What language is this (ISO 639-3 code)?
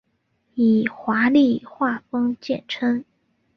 zho